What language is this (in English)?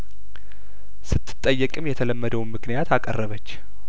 Amharic